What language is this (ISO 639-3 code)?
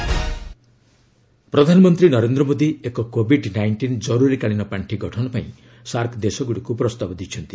ori